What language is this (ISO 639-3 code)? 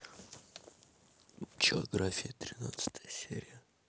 rus